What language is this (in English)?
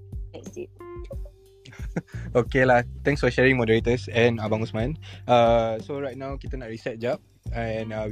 Malay